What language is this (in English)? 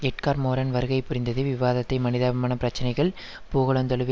Tamil